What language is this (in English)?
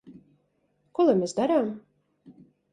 Latvian